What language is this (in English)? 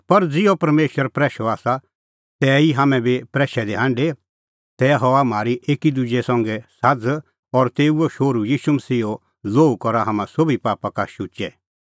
Kullu Pahari